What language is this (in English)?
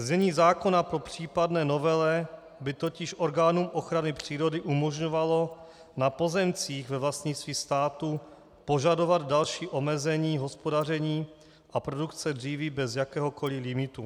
Czech